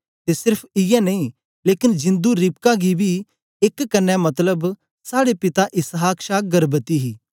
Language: Dogri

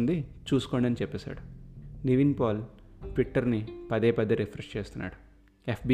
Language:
Telugu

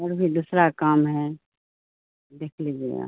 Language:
Urdu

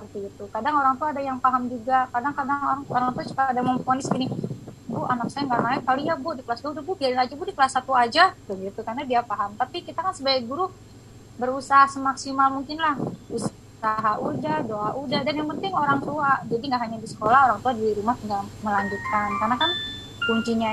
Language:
Indonesian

